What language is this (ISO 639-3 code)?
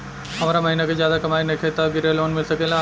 bho